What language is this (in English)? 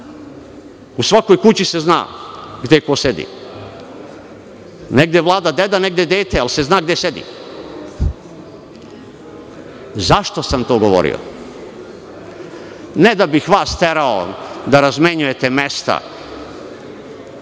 Serbian